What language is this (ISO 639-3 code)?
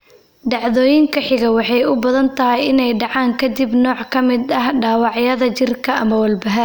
som